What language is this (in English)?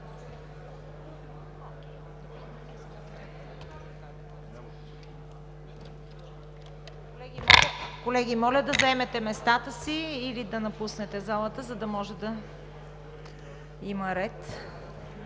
Bulgarian